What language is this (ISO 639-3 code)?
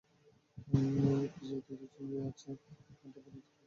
ben